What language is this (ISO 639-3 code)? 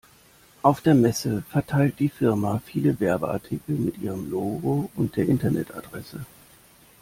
deu